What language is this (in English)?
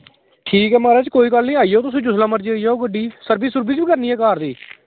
Dogri